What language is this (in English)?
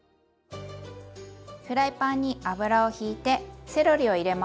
Japanese